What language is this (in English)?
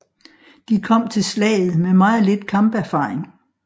Danish